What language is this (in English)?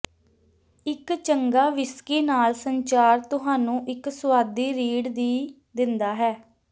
Punjabi